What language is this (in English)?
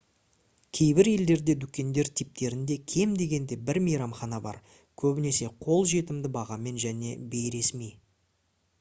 Kazakh